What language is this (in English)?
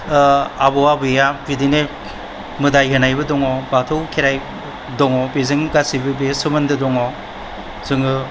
Bodo